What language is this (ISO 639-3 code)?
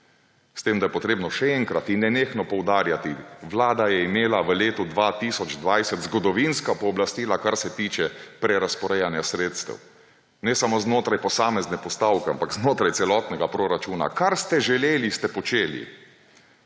slv